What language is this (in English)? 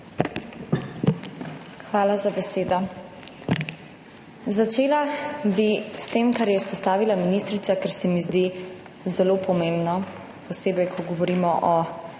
Slovenian